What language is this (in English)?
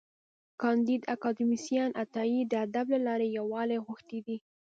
Pashto